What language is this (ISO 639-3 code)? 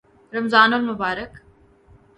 urd